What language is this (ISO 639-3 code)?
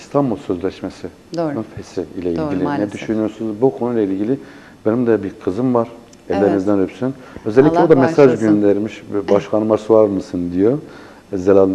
tur